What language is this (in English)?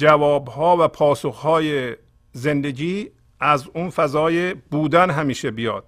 Persian